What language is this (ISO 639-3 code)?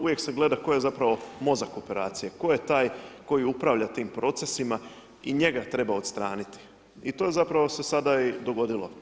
hrv